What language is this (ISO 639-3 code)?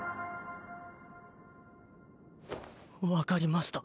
jpn